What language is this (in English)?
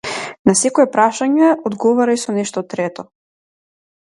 Macedonian